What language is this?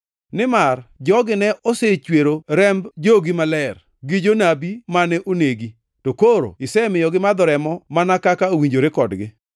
Luo (Kenya and Tanzania)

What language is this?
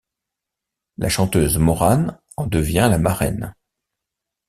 French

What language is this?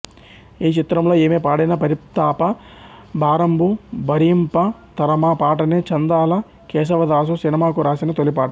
Telugu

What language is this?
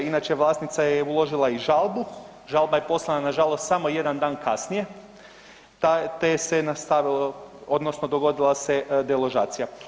Croatian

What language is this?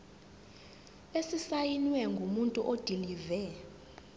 Zulu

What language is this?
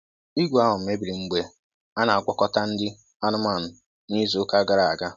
Igbo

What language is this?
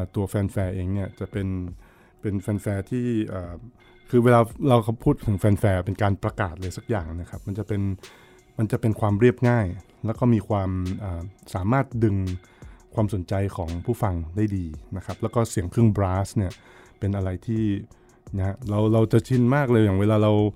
Thai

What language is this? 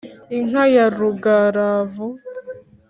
Kinyarwanda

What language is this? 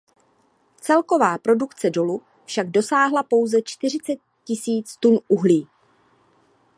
Czech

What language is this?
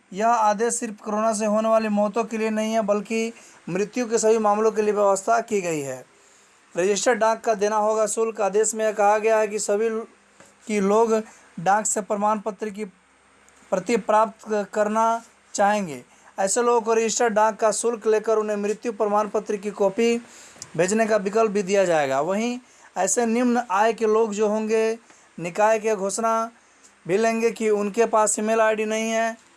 Hindi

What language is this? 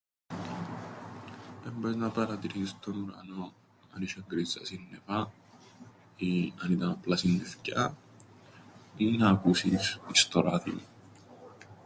Greek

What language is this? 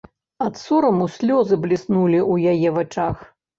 Belarusian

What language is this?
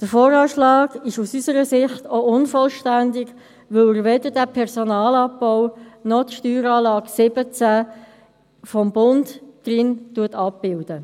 Swiss German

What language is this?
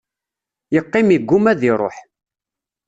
Kabyle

